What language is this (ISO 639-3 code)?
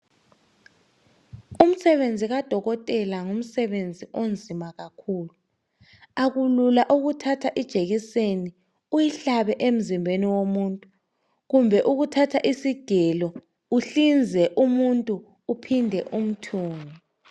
nde